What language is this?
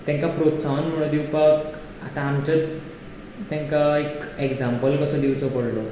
Konkani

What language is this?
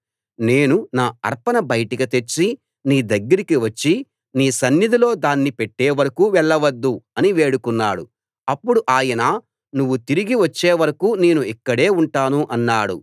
Telugu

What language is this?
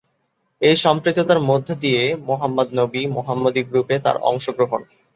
Bangla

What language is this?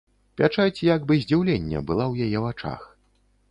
Belarusian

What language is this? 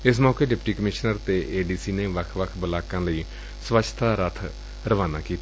Punjabi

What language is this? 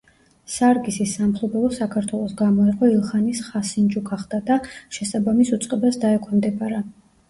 Georgian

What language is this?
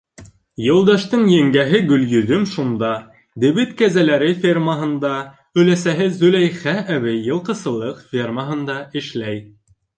Bashkir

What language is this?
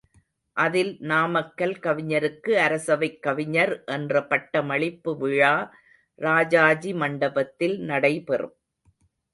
Tamil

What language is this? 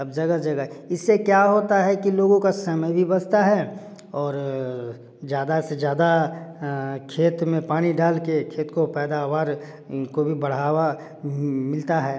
Hindi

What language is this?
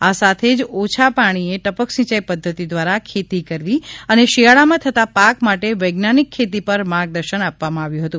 Gujarati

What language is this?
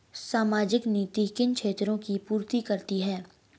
Hindi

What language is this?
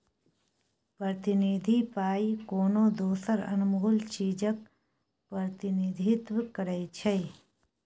Maithili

